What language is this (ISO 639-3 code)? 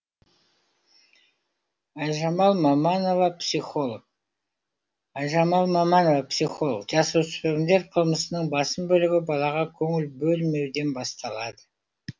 kaz